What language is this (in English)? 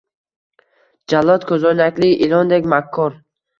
Uzbek